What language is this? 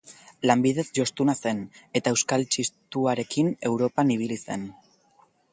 Basque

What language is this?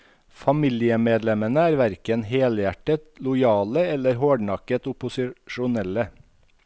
Norwegian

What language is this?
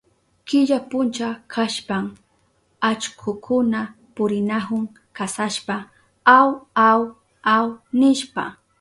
Southern Pastaza Quechua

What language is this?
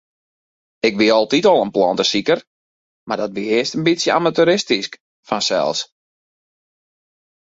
Western Frisian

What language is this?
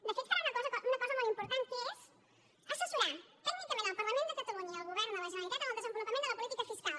Catalan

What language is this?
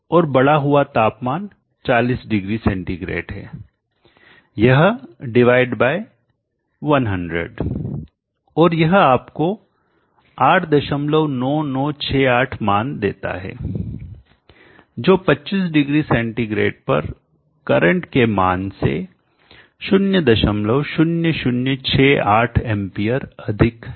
Hindi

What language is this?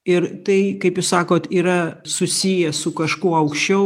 Lithuanian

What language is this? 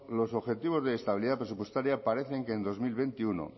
Spanish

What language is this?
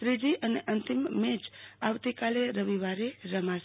Gujarati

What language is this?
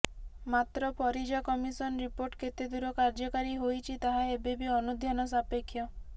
Odia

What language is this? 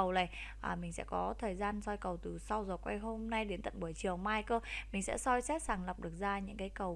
Vietnamese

